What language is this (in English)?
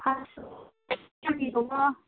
Bodo